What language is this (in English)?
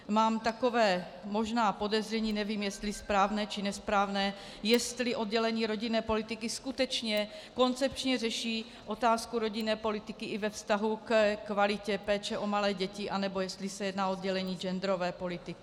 Czech